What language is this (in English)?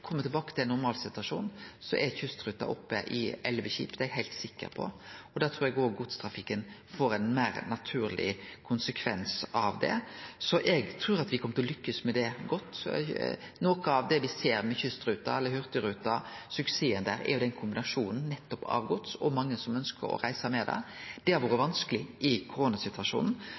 Norwegian Nynorsk